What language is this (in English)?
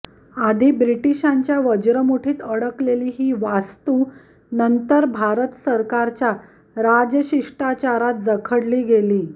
Marathi